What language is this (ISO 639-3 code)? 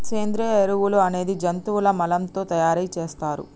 tel